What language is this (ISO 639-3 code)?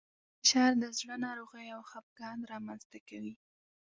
pus